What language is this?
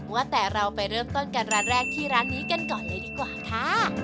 Thai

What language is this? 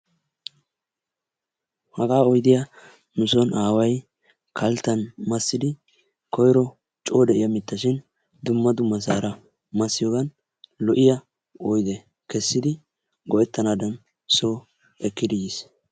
Wolaytta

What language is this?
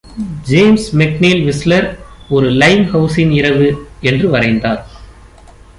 Tamil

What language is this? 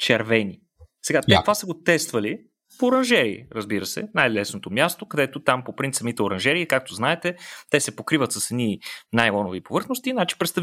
Bulgarian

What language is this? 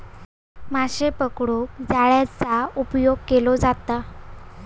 Marathi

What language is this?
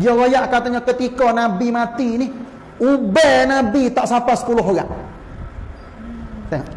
Malay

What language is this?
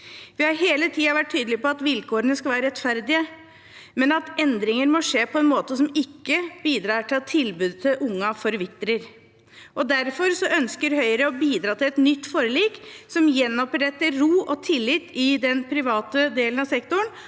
Norwegian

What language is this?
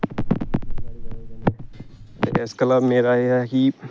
Dogri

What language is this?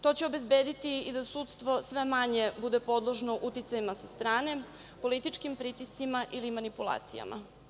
Serbian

